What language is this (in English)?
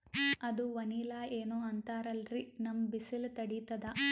Kannada